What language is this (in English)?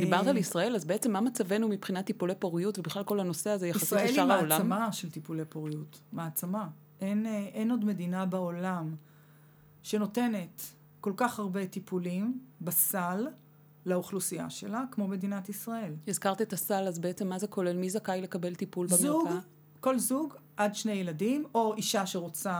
Hebrew